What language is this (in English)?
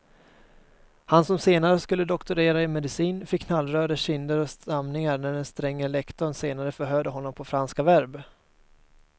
Swedish